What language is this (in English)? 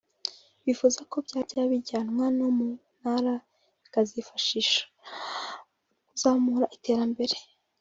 Kinyarwanda